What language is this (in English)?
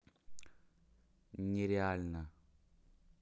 Russian